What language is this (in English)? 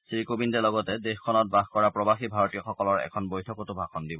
Assamese